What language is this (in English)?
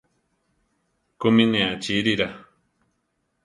Central Tarahumara